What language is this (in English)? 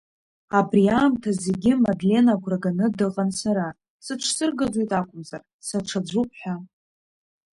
Abkhazian